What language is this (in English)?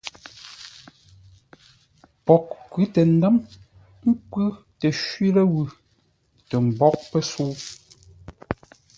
Ngombale